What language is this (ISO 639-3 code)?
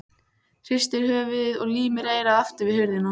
isl